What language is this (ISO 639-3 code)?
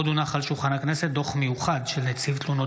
heb